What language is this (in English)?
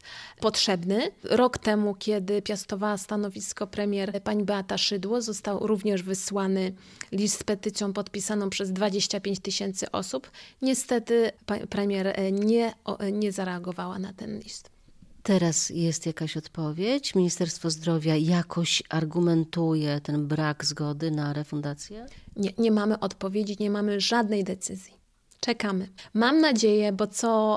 Polish